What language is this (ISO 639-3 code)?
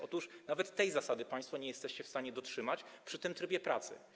pol